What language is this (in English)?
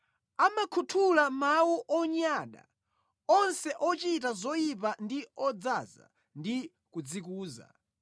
Nyanja